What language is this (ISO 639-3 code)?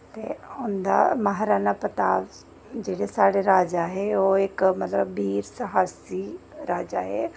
doi